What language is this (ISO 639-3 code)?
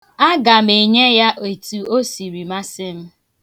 ibo